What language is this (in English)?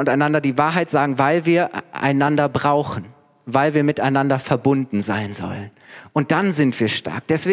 German